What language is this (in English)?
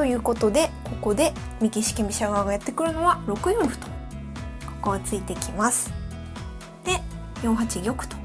Japanese